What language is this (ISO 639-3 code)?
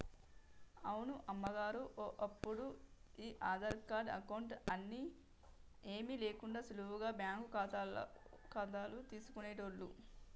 tel